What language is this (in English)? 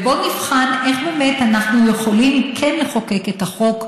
Hebrew